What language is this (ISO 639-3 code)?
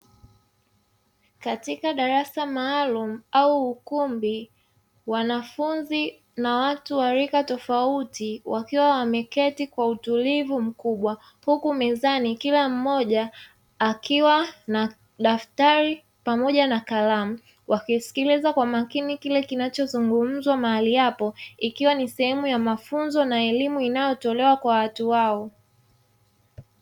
swa